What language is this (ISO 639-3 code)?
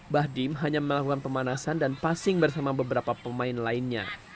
ind